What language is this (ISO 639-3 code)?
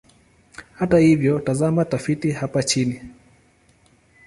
swa